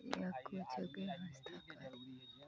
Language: Maithili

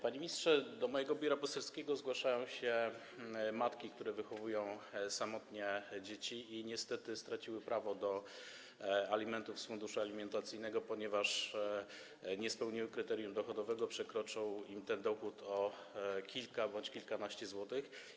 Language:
Polish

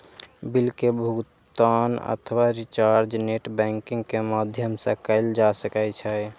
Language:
Maithili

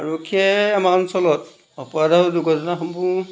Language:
Assamese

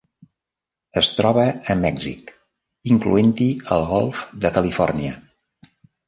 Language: Catalan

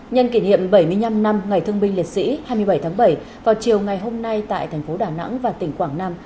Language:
Vietnamese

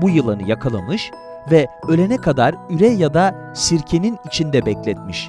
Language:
Turkish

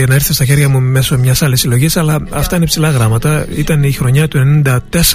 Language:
Greek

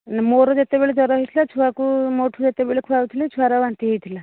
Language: Odia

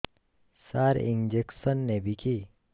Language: Odia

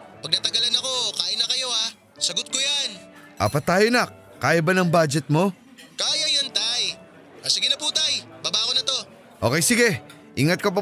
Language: Filipino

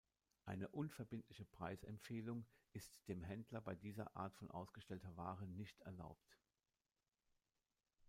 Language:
German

